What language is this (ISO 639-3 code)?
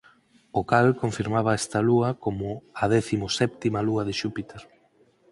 glg